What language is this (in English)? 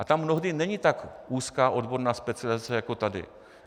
Czech